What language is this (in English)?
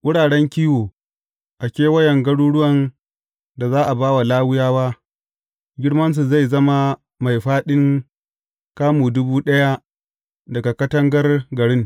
Hausa